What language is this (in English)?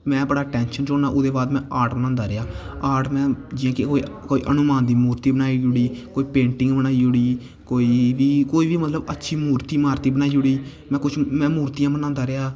Dogri